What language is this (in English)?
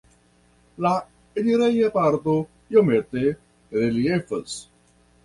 Esperanto